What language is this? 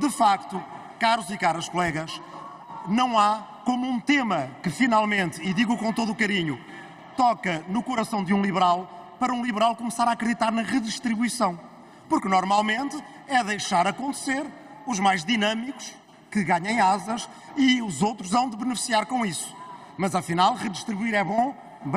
Portuguese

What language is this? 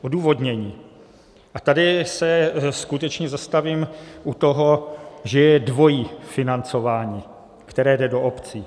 Czech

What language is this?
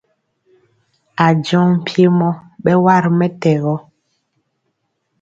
Mpiemo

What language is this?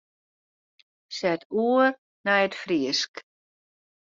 Western Frisian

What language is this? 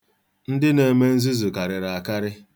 Igbo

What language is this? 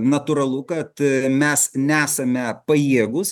Lithuanian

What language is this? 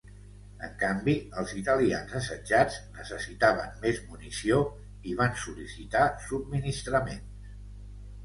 Catalan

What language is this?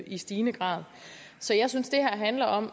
Danish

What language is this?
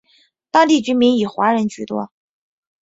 Chinese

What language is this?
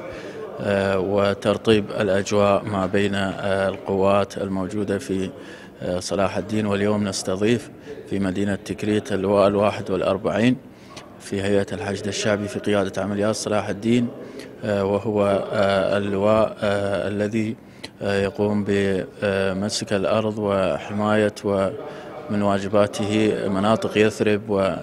Arabic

